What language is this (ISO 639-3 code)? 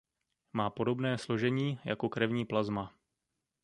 ces